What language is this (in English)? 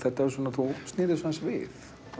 Icelandic